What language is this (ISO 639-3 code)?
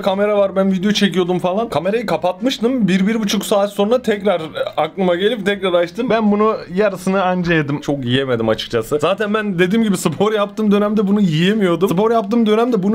tur